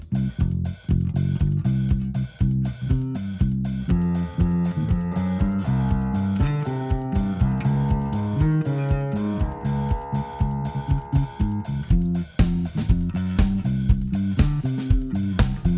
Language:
Thai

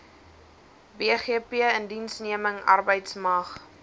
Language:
Afrikaans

